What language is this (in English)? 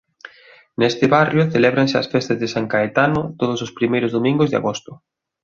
Galician